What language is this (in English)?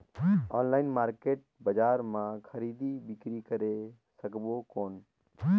Chhattisgarhi